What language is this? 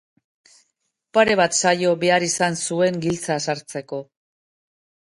Basque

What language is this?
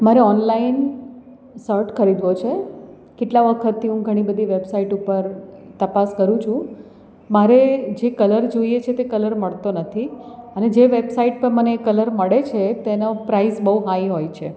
Gujarati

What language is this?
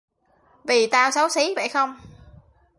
Vietnamese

